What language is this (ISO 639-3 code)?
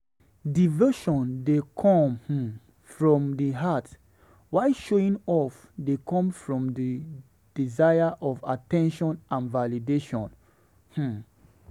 pcm